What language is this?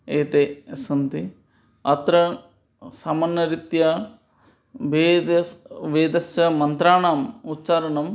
Sanskrit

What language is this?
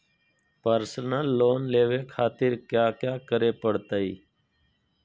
Magahi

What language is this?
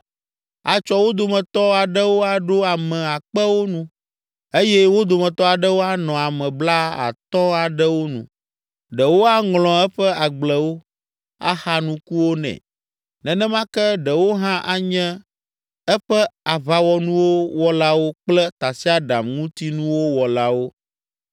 Ewe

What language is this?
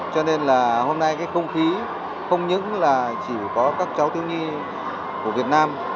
Vietnamese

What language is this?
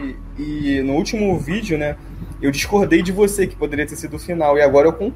Portuguese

